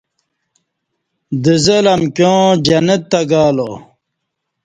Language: Kati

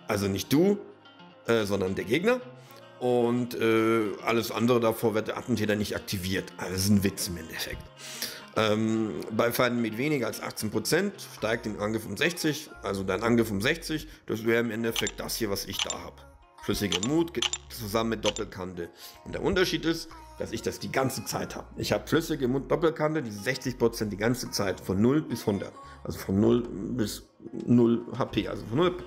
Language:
German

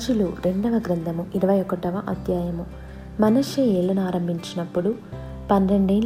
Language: Telugu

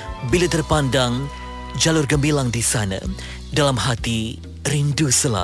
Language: Malay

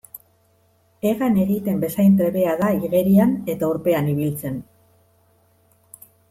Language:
Basque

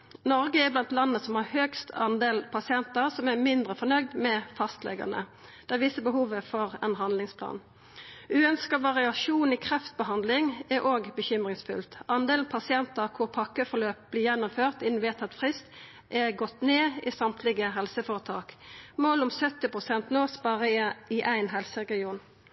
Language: Norwegian Nynorsk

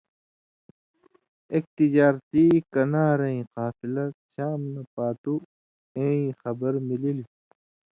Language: Indus Kohistani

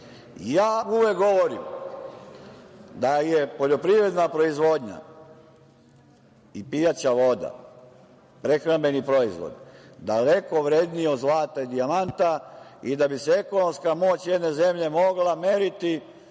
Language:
Serbian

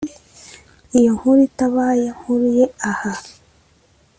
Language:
Kinyarwanda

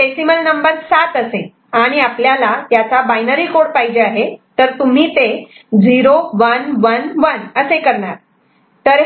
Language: Marathi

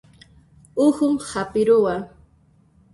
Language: Puno Quechua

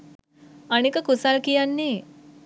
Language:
Sinhala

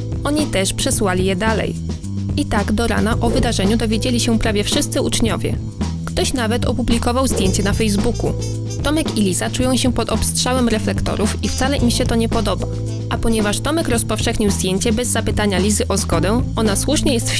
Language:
Polish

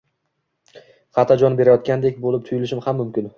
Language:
Uzbek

